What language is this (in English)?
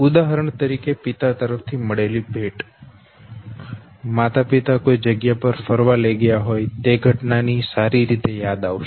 Gujarati